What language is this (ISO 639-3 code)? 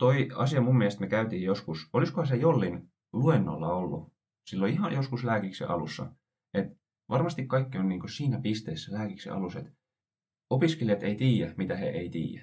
fin